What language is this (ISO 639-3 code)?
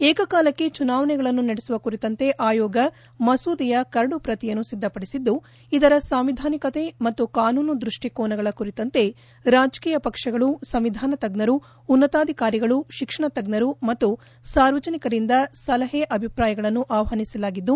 kan